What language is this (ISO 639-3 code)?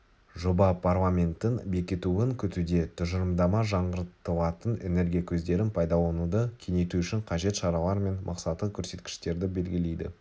kaz